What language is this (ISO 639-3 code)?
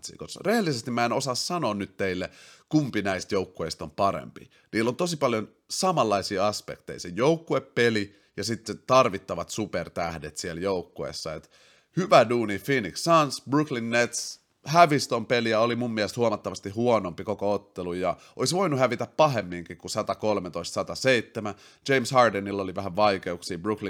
fin